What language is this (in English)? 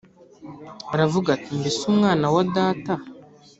Kinyarwanda